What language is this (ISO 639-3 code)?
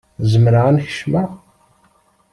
kab